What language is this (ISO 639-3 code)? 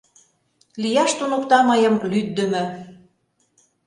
chm